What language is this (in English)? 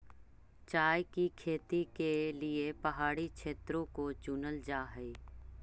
Magahi